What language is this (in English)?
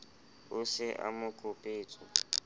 Southern Sotho